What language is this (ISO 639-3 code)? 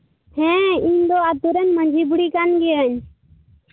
sat